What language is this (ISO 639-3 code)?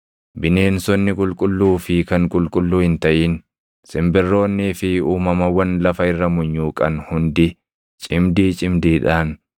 orm